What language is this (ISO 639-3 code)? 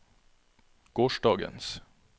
nor